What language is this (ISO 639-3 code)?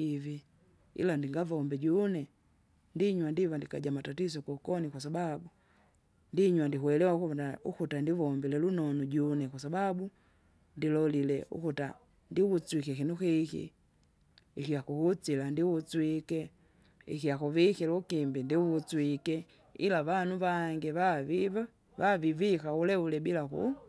zga